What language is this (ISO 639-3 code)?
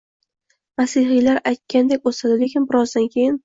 uzb